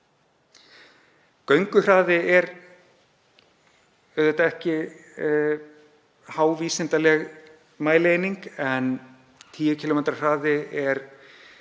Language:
Icelandic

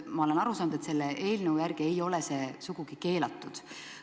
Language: Estonian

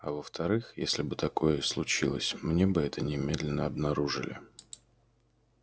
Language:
Russian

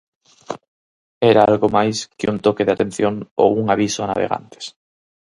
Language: Galician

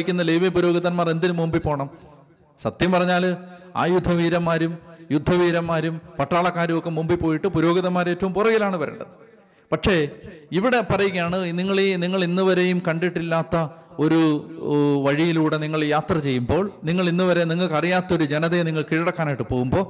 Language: Malayalam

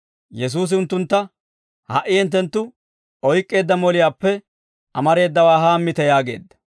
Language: Dawro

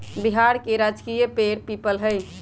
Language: Magahi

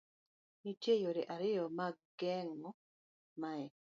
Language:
Luo (Kenya and Tanzania)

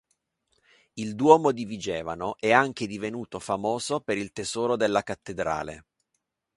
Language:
Italian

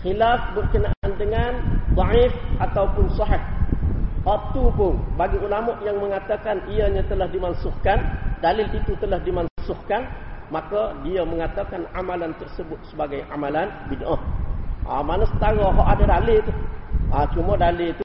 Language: Malay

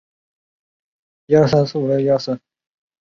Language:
Chinese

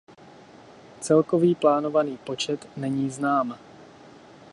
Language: Czech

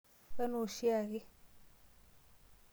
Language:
Masai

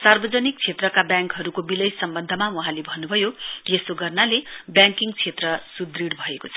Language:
Nepali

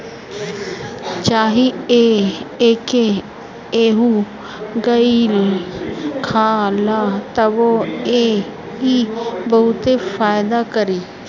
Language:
Bhojpuri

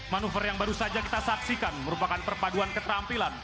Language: Indonesian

